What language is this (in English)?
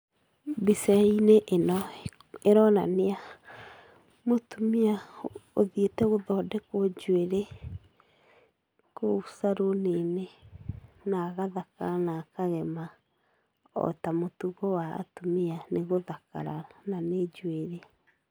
Kikuyu